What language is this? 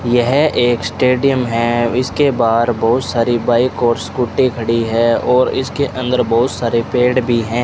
Hindi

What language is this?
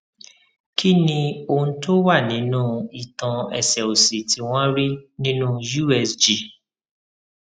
Yoruba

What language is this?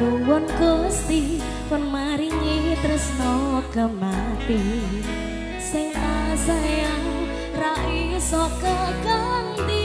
Indonesian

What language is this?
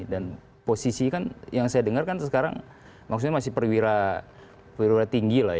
Indonesian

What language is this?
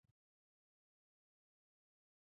Chinese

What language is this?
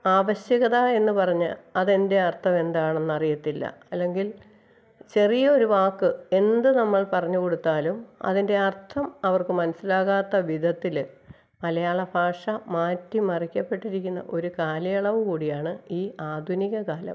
Malayalam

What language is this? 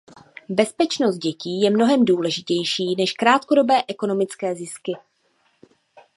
Czech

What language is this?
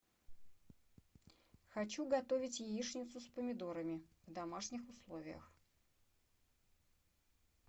Russian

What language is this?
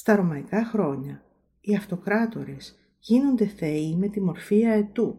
Greek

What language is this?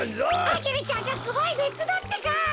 Japanese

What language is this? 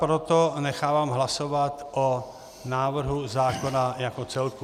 Czech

